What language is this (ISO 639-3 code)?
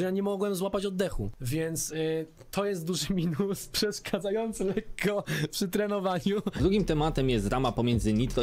pol